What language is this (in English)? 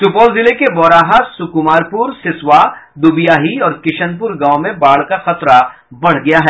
Hindi